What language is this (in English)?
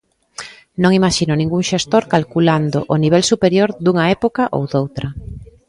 Galician